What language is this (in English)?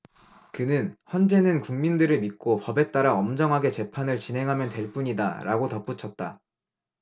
Korean